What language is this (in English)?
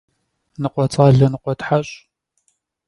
Kabardian